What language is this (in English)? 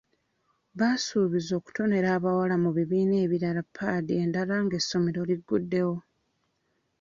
Ganda